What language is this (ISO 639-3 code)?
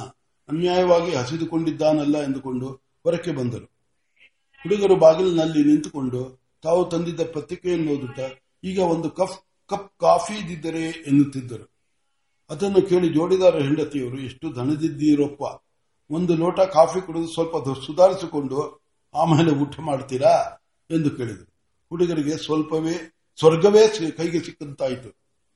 kan